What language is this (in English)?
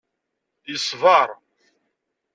Kabyle